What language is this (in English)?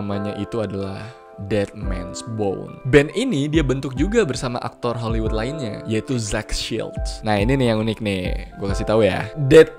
Indonesian